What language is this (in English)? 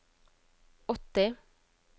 Norwegian